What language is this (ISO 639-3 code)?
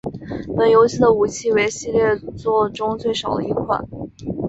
zho